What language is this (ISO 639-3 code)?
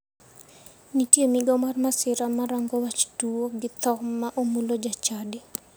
luo